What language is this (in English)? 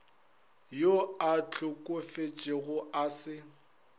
Northern Sotho